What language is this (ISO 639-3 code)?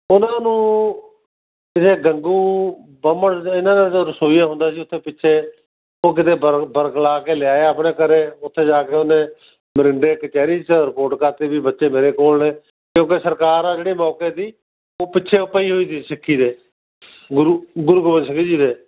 pan